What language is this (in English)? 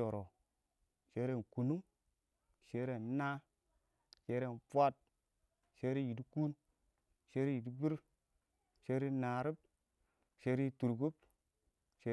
Awak